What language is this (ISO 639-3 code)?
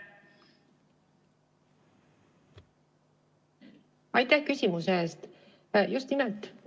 est